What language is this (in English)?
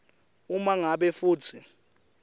Swati